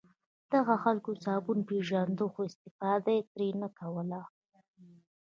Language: Pashto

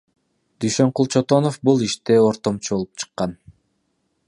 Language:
Kyrgyz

